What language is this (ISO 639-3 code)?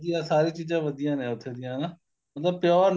pan